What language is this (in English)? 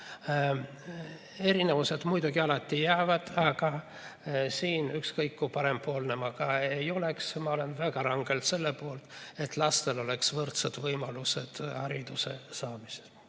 Estonian